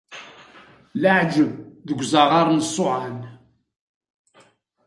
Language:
Kabyle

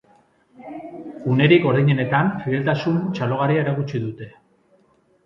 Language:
Basque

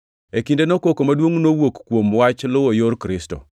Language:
Luo (Kenya and Tanzania)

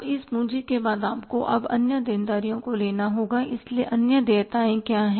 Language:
Hindi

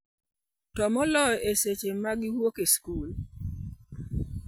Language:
Luo (Kenya and Tanzania)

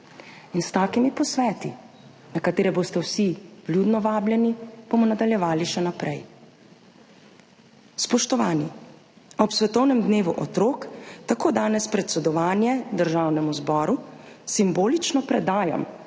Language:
Slovenian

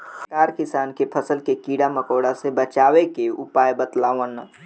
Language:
Bhojpuri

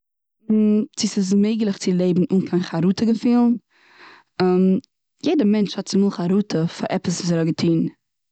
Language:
Yiddish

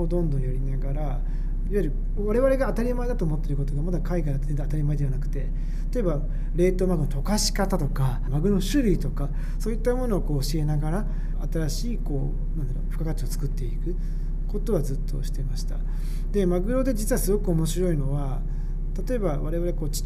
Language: Japanese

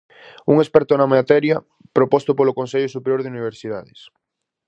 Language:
Galician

